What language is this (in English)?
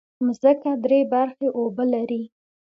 Pashto